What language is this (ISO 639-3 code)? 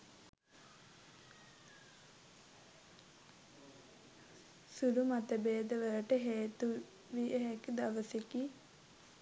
sin